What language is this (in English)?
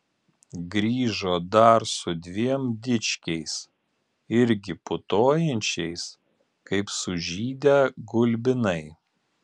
Lithuanian